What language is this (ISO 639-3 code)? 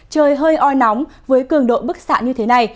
vie